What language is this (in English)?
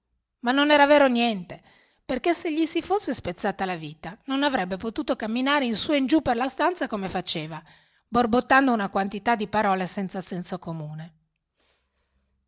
Italian